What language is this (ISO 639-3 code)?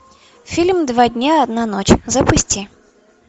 rus